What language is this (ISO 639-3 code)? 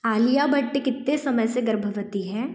hin